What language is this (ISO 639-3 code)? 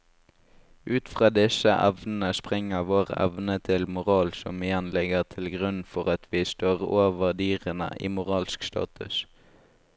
nor